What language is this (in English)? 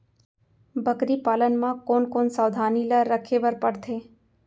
Chhattisgarhi